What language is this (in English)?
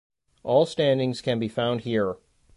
English